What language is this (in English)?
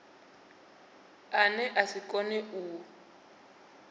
Venda